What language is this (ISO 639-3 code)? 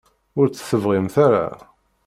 kab